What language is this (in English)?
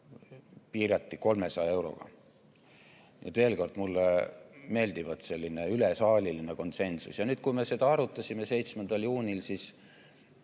Estonian